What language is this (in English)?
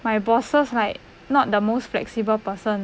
English